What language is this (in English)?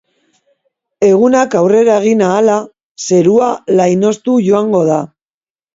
Basque